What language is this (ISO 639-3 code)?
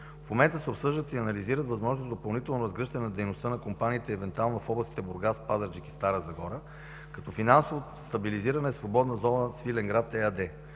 bul